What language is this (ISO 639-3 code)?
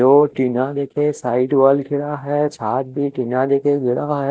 hin